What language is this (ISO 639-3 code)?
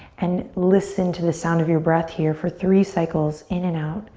eng